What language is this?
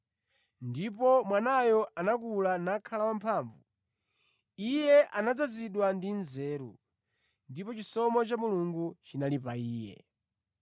Nyanja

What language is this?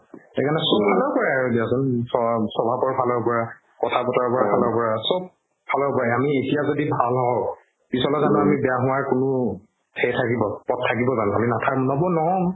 Assamese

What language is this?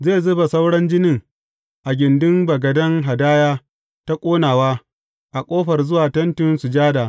Hausa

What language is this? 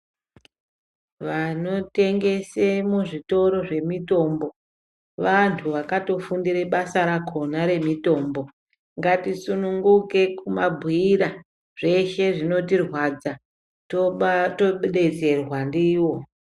Ndau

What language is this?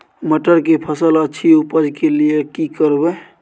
Maithili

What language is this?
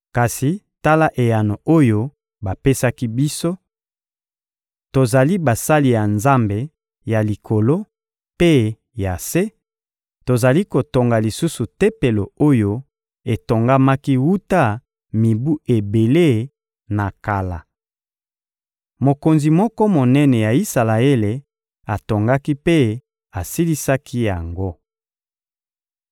Lingala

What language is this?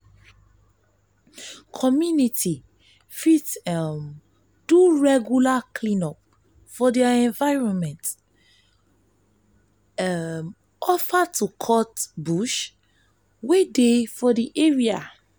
Nigerian Pidgin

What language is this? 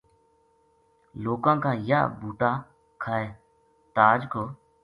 Gujari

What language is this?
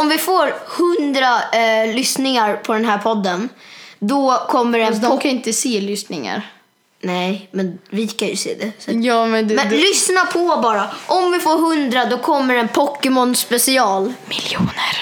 Swedish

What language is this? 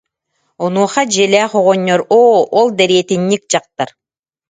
Yakut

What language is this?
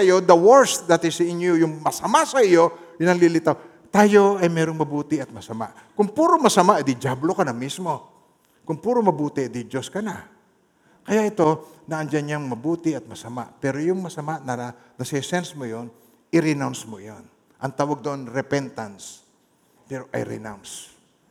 Filipino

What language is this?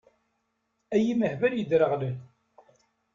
Kabyle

